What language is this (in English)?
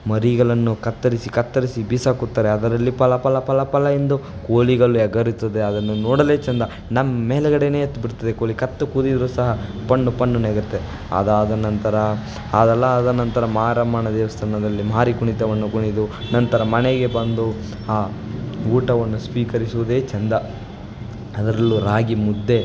Kannada